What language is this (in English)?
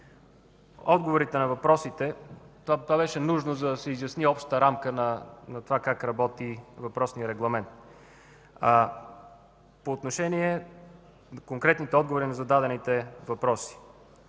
Bulgarian